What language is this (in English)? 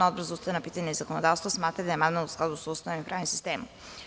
Serbian